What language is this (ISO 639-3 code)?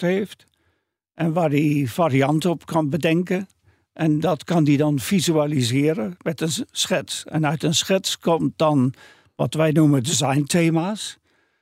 nld